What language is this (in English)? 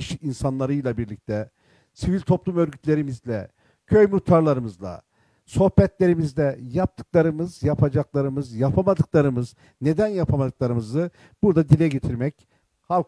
Turkish